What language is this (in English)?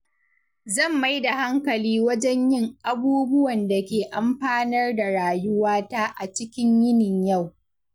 Hausa